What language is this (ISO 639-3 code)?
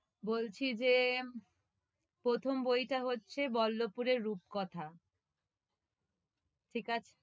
ben